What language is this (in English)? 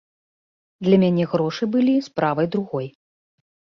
Belarusian